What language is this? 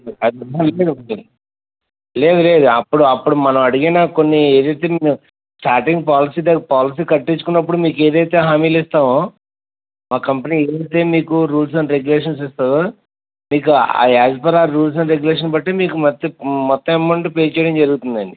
Telugu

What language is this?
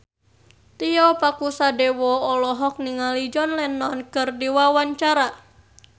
Sundanese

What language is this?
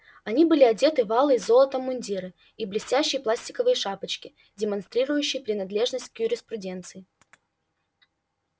Russian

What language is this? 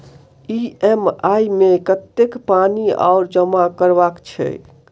Maithili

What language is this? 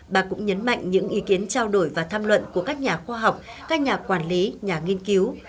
Vietnamese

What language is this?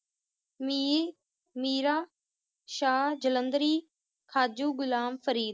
Punjabi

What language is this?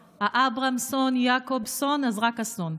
Hebrew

